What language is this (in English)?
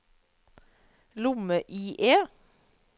Norwegian